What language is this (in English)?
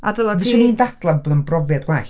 Welsh